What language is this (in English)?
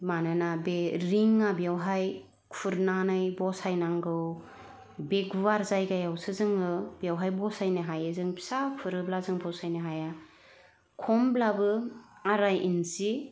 Bodo